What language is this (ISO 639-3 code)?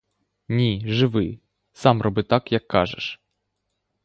ukr